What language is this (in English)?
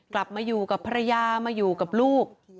Thai